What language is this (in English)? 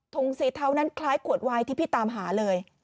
Thai